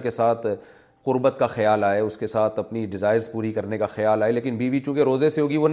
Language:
Urdu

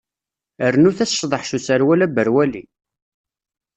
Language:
Kabyle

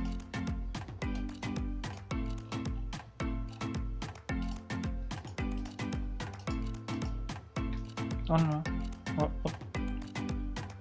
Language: Turkish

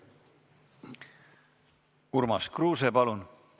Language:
Estonian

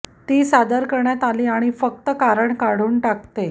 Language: Marathi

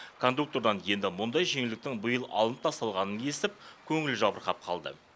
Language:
Kazakh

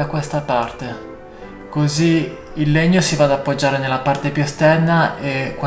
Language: Italian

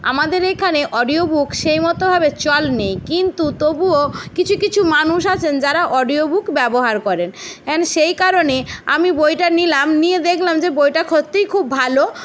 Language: Bangla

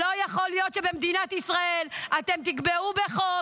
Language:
Hebrew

